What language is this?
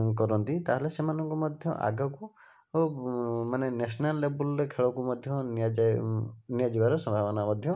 Odia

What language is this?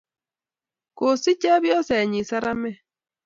Kalenjin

